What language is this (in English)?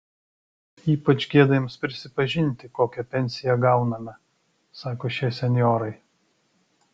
Lithuanian